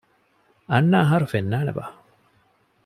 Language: Divehi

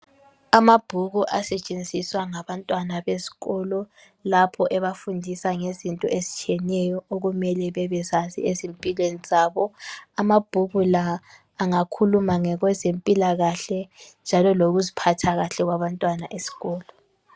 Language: North Ndebele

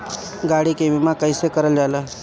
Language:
Bhojpuri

